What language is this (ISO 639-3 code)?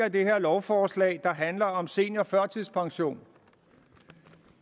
dan